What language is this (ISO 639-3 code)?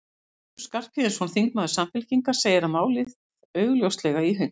isl